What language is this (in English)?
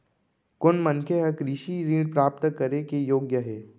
Chhattisgarhi